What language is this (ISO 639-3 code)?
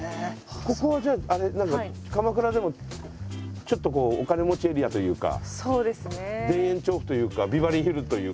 jpn